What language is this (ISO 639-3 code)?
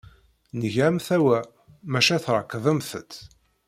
kab